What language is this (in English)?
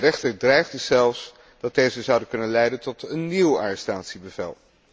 Dutch